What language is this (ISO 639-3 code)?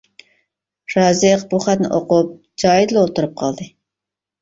uig